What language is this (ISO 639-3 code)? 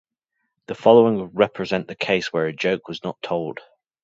eng